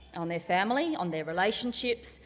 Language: English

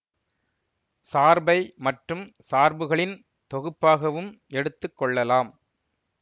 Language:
Tamil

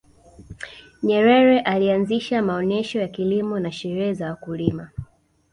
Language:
Swahili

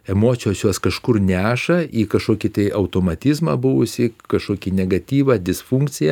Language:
Lithuanian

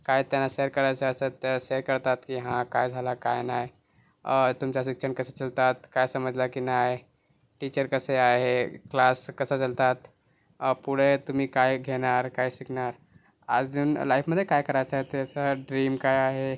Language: Marathi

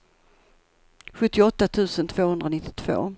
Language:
Swedish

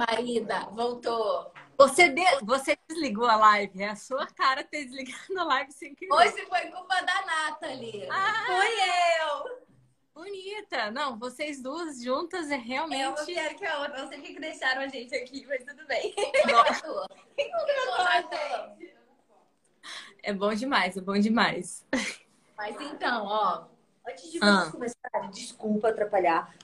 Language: Portuguese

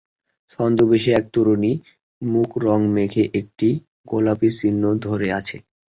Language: Bangla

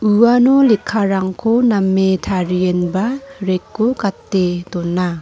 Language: Garo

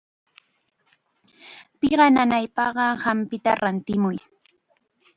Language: Chiquián Ancash Quechua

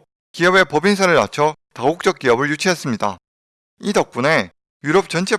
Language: Korean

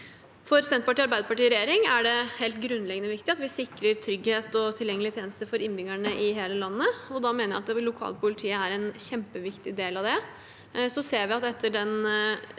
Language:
Norwegian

